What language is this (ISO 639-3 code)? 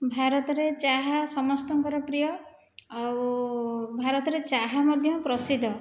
ori